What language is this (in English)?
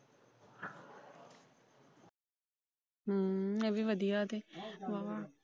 Punjabi